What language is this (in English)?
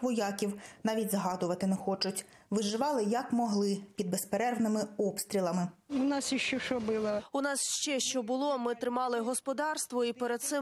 Ukrainian